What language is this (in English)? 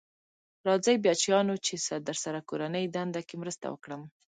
Pashto